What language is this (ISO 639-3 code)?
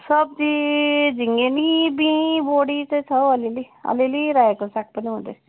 nep